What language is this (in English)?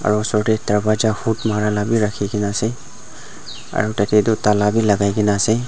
Naga Pidgin